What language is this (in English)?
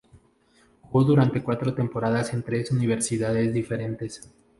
Spanish